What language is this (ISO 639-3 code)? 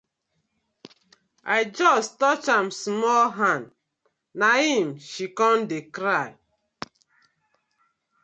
pcm